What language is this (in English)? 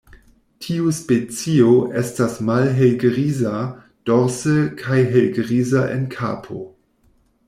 Esperanto